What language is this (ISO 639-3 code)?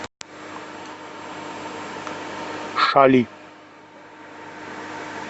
rus